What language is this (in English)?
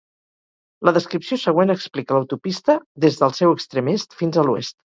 Catalan